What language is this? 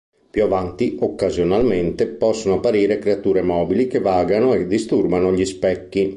Italian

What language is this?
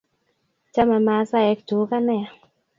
Kalenjin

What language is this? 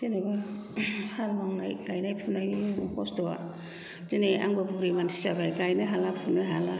Bodo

